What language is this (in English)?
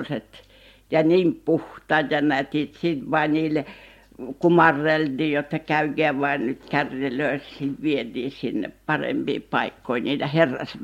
Finnish